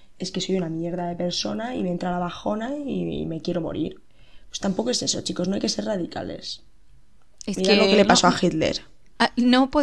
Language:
Spanish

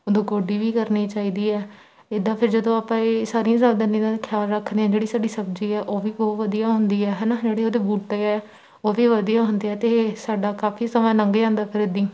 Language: Punjabi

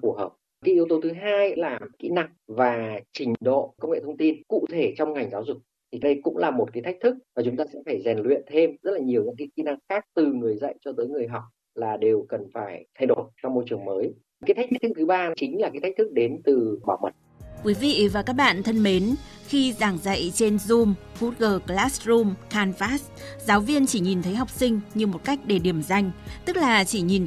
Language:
Vietnamese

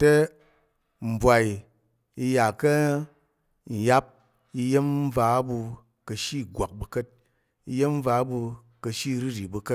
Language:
Tarok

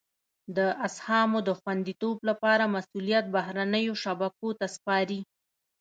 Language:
Pashto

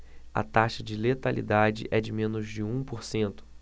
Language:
Portuguese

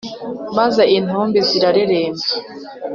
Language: Kinyarwanda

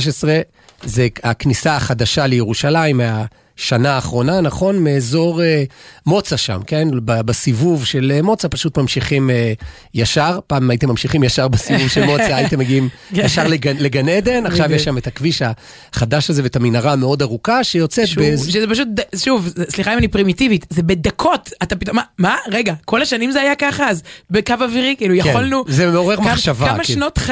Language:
Hebrew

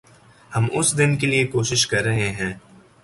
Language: Urdu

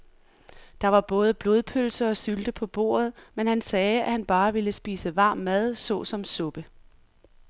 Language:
Danish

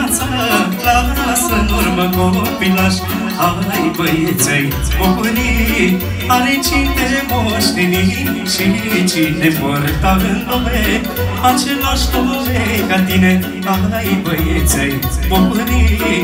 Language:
Romanian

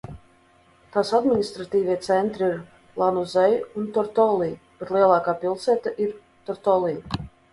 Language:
Latvian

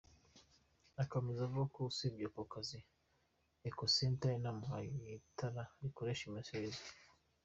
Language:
Kinyarwanda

